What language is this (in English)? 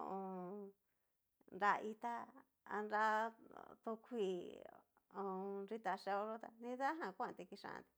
Cacaloxtepec Mixtec